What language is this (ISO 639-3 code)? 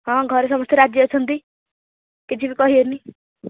ori